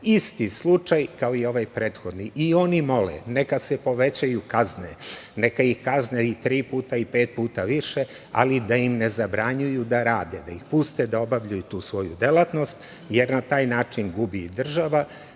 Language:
Serbian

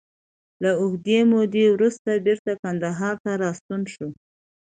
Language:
Pashto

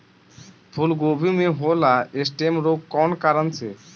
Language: Bhojpuri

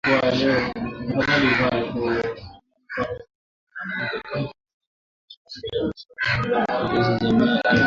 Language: Swahili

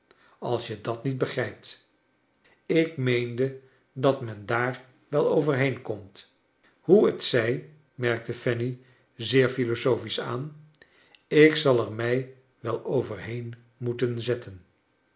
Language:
Dutch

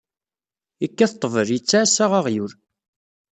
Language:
Kabyle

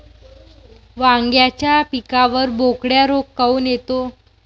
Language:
Marathi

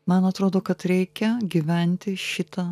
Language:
Lithuanian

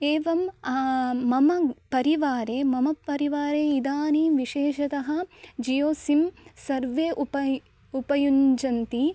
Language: Sanskrit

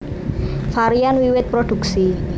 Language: Javanese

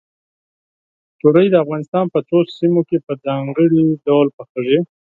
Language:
Pashto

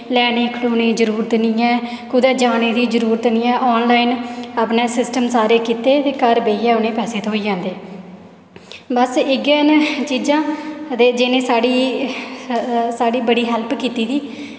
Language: Dogri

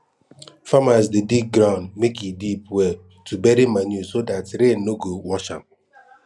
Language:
Nigerian Pidgin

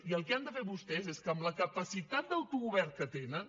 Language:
Catalan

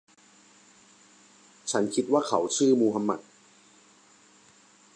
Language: Thai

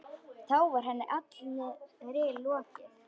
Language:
Icelandic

